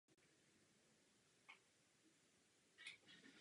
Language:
Czech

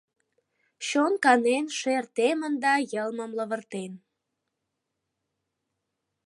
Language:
Mari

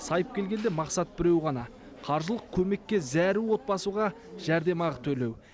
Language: Kazakh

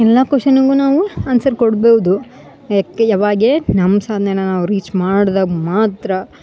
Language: Kannada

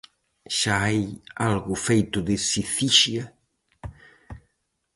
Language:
Galician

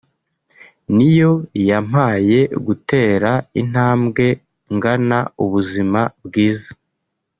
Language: Kinyarwanda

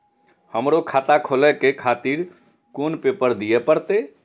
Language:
Maithili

